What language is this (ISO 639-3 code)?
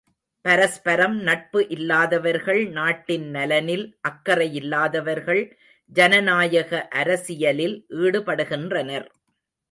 tam